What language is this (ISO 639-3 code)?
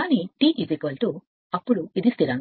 tel